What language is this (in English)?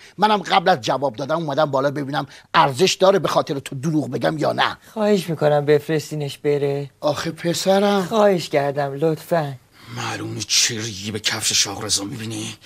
Persian